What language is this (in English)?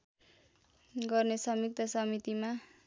Nepali